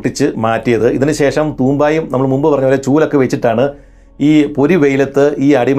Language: Malayalam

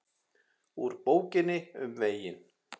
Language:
Icelandic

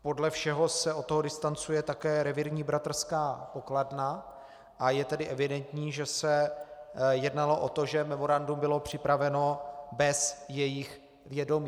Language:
Czech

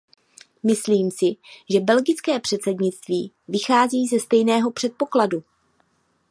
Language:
Czech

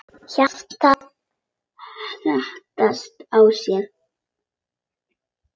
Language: Icelandic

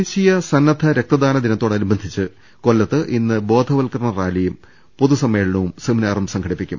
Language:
Malayalam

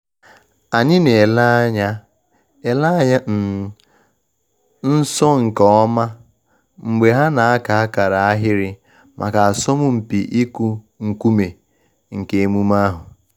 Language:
Igbo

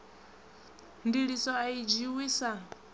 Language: Venda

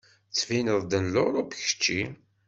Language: Kabyle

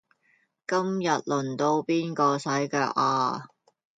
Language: Cantonese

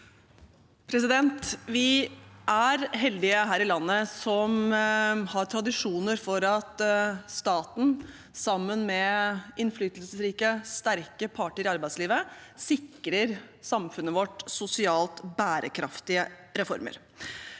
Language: Norwegian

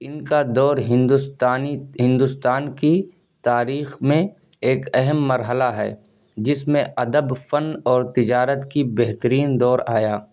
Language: Urdu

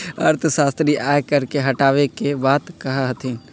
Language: Magahi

